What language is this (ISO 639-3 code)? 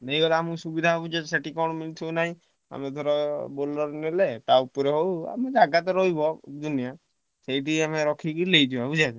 ori